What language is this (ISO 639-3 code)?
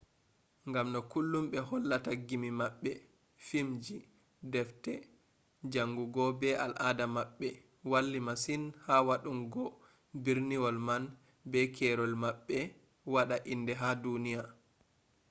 ful